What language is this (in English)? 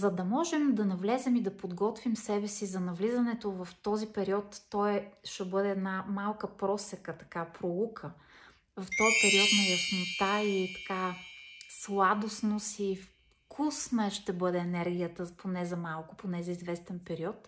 Bulgarian